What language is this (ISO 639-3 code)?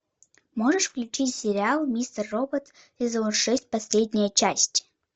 rus